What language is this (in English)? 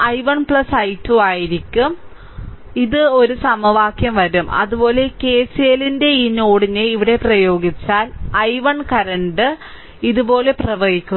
Malayalam